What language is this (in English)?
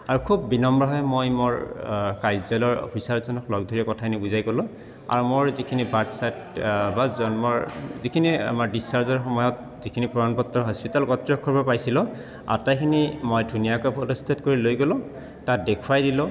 Assamese